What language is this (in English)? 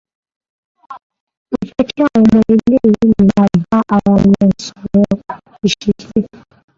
Yoruba